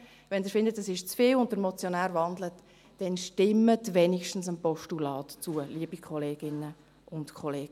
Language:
Swiss German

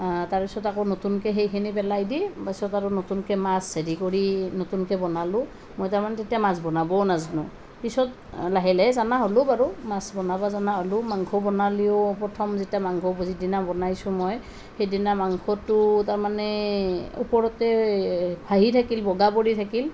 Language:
Assamese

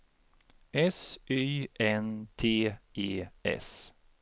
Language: Swedish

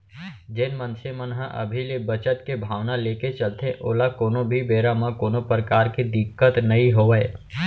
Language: Chhattisgarhi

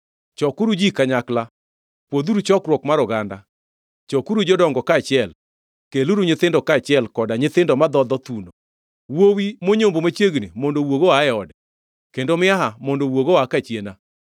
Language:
Luo (Kenya and Tanzania)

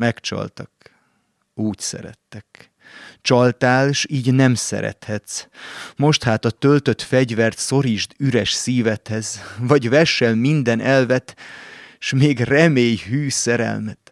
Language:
Hungarian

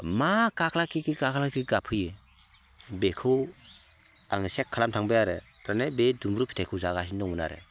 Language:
Bodo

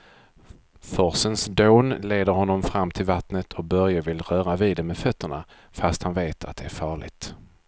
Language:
Swedish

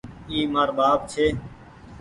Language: Goaria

